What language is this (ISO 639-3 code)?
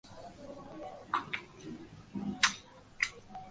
ben